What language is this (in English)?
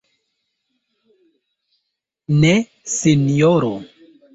Esperanto